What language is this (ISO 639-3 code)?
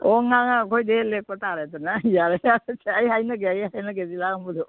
mni